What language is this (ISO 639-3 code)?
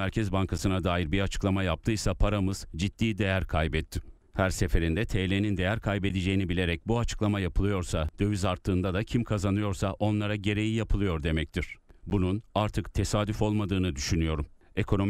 tur